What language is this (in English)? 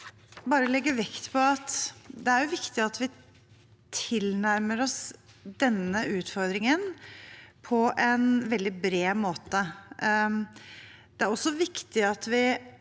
Norwegian